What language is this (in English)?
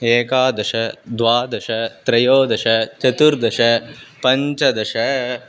Sanskrit